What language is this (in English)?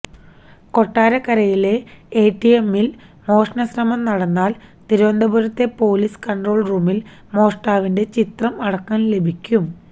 Malayalam